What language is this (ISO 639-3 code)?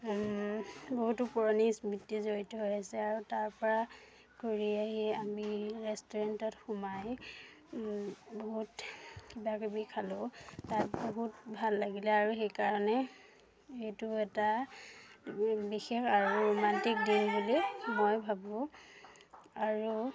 asm